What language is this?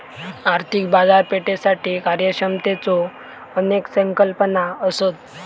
Marathi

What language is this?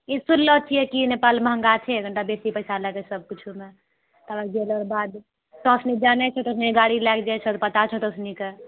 Maithili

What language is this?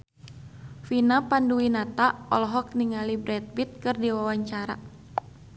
Sundanese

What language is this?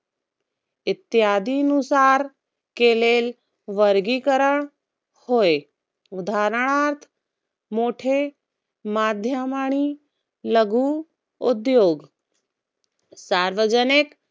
Marathi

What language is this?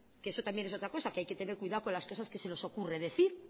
Spanish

